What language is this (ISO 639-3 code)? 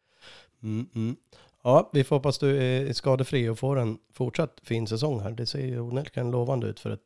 swe